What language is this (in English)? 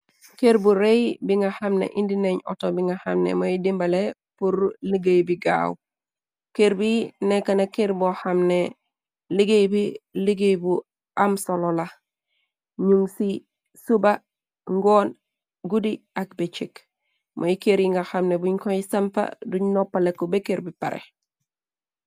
Wolof